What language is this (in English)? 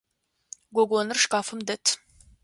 Adyghe